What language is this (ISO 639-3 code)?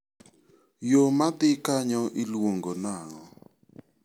luo